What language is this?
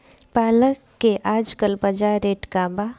Bhojpuri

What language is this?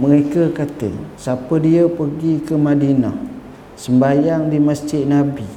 Malay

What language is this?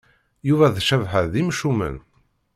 Kabyle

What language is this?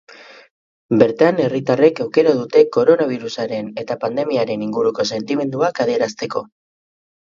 Basque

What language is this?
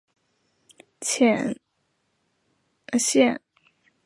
Chinese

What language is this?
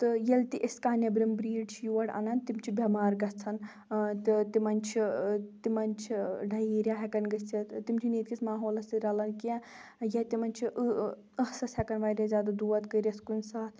Kashmiri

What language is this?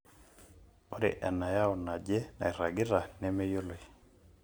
Masai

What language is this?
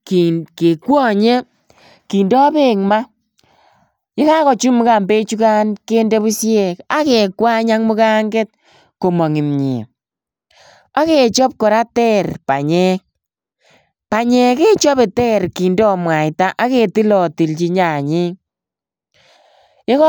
Kalenjin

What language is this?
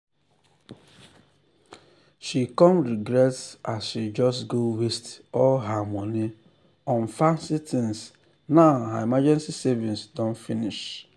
Nigerian Pidgin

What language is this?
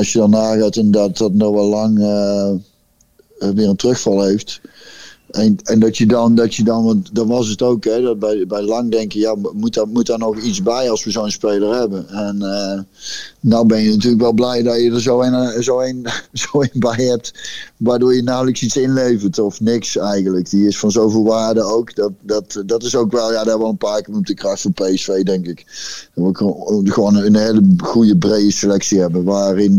Dutch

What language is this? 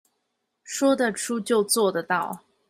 Chinese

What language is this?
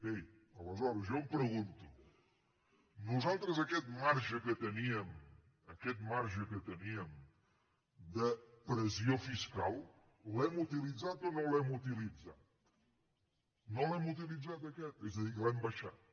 Catalan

